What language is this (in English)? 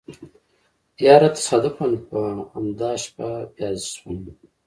Pashto